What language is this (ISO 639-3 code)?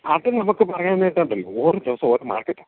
mal